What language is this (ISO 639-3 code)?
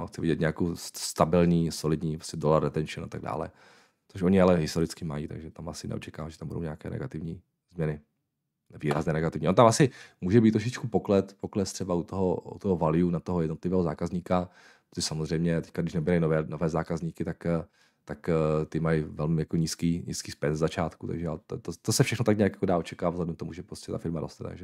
ces